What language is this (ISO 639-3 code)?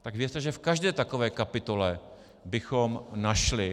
ces